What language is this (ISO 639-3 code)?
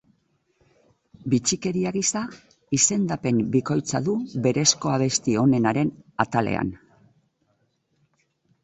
eus